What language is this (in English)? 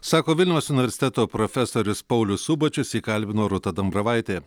Lithuanian